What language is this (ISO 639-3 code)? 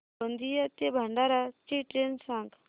mar